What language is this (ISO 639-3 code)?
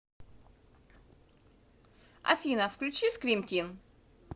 rus